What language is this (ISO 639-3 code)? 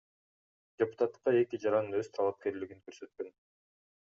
kir